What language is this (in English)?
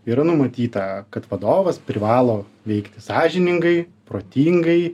Lithuanian